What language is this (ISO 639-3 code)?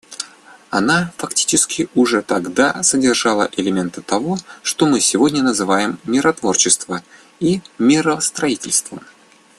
rus